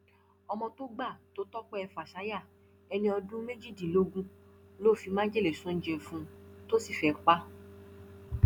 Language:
Yoruba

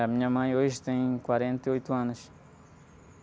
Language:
Portuguese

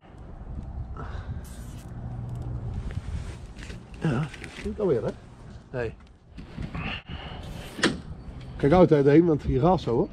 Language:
Dutch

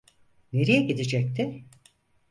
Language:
Turkish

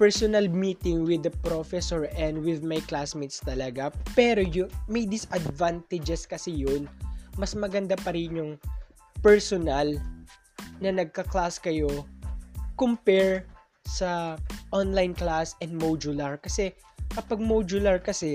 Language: Filipino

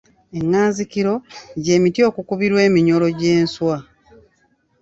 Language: Ganda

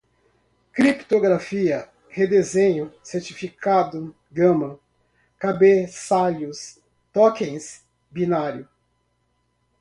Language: Portuguese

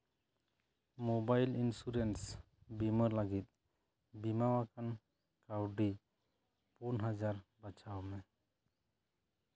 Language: Santali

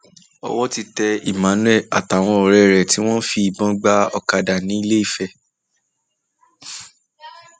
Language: Yoruba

